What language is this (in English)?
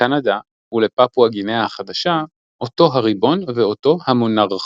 Hebrew